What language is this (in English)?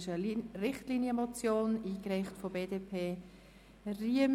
Swiss German